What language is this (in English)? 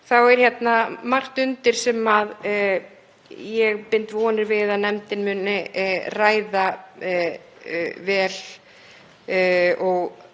Icelandic